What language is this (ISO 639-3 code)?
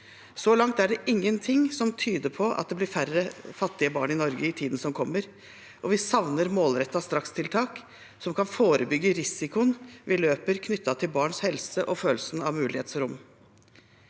nor